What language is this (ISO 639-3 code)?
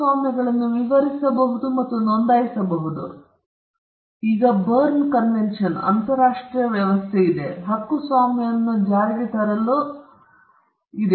kan